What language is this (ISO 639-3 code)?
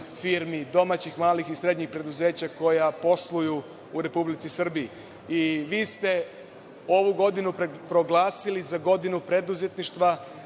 srp